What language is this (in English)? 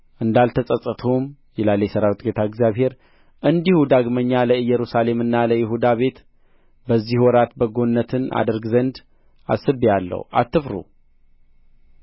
Amharic